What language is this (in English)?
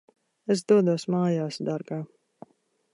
Latvian